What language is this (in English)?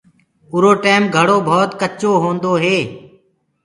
Gurgula